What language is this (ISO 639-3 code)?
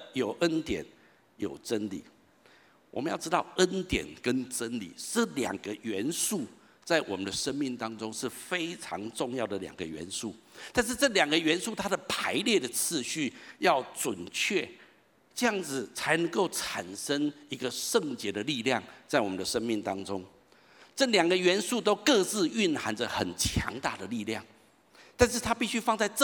zho